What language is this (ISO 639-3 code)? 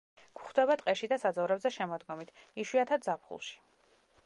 kat